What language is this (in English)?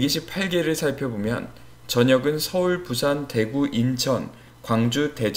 Korean